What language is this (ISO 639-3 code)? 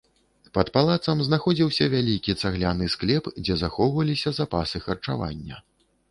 bel